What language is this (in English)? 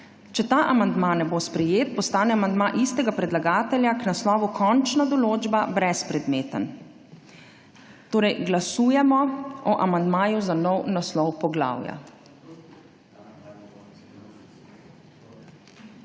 Slovenian